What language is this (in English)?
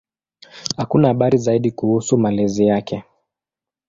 Swahili